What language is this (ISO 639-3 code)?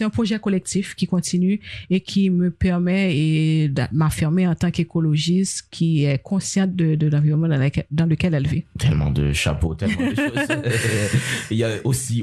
fra